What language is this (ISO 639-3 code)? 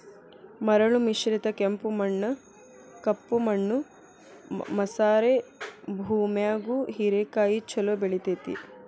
kan